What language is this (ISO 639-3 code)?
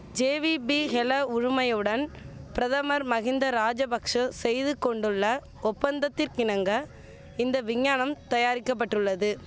tam